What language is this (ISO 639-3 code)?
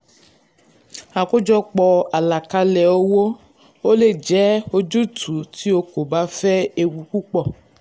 yor